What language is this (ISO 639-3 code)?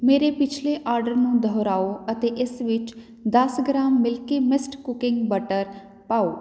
pan